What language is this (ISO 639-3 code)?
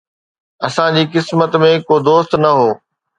snd